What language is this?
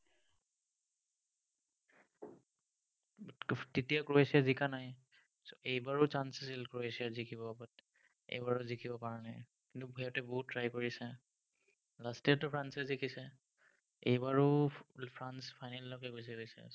Assamese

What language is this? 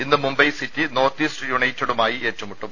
Malayalam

